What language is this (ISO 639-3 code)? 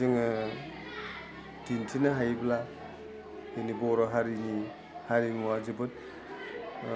brx